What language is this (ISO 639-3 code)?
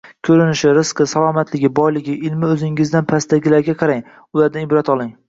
uzb